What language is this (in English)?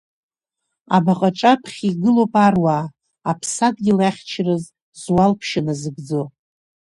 Abkhazian